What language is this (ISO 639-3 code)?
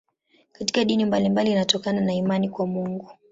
swa